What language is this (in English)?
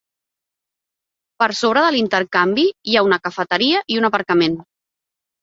Catalan